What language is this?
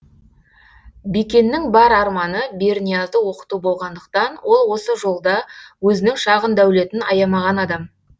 Kazakh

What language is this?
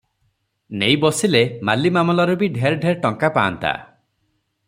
Odia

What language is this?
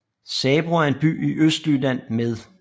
Danish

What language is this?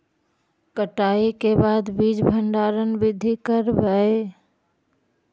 Magahi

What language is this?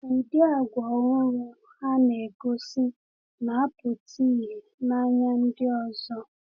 Igbo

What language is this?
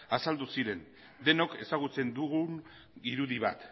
Basque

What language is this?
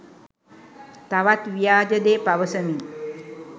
Sinhala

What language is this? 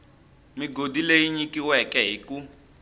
Tsonga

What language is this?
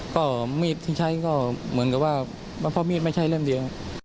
Thai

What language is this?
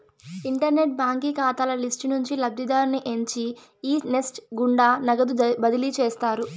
Telugu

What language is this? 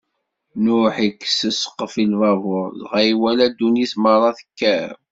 Kabyle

